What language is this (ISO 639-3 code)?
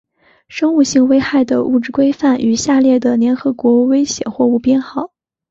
zho